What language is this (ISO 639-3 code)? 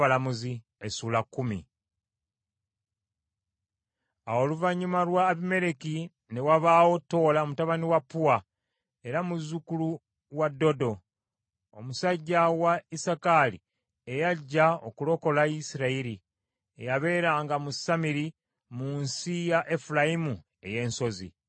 lug